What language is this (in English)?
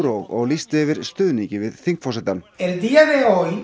Icelandic